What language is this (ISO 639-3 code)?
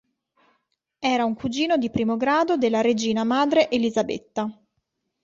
ita